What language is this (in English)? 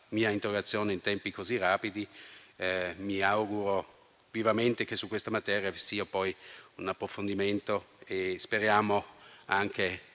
Italian